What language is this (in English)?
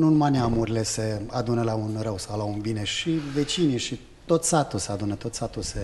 Romanian